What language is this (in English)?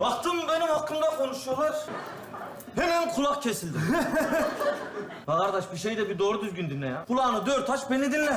Turkish